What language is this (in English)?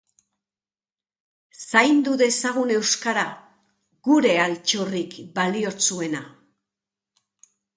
Basque